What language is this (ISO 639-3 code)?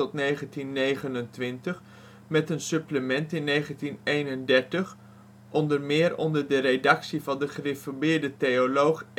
nld